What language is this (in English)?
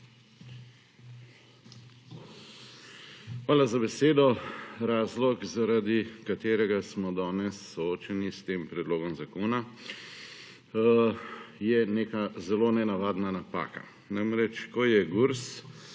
Slovenian